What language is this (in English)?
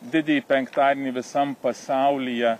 Lithuanian